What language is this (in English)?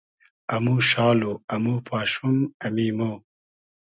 Hazaragi